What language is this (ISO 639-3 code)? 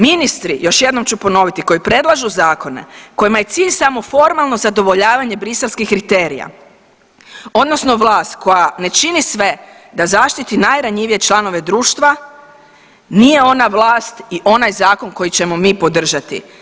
hrv